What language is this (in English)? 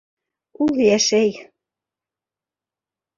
Bashkir